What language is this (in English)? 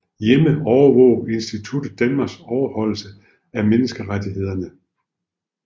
Danish